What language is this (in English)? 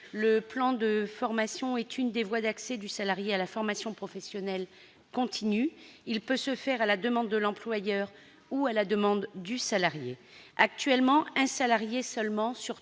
French